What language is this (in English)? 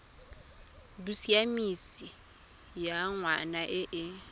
Tswana